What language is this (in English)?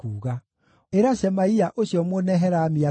Kikuyu